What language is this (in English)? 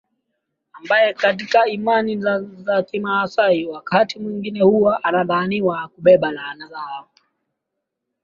Swahili